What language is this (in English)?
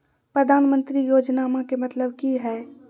Magahi